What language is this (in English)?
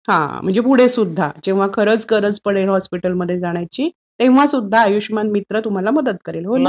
Marathi